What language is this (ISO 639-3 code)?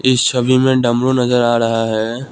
hin